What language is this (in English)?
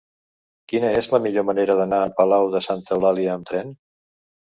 Catalan